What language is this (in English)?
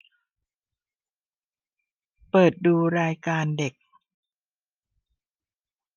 Thai